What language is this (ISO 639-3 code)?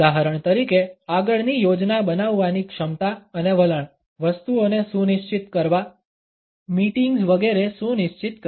guj